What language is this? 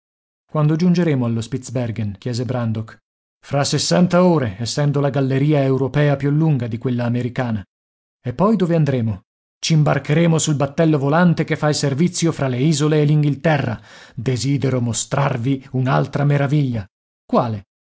Italian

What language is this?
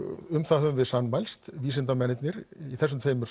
Icelandic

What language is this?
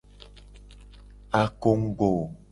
Gen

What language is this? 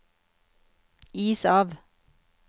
Norwegian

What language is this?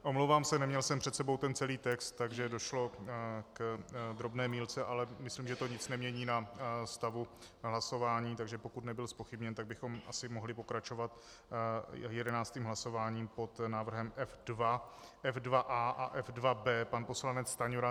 Czech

